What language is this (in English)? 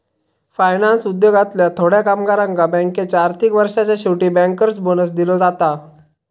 Marathi